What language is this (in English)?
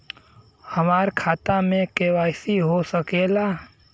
Bhojpuri